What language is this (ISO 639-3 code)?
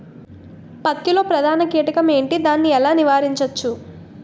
tel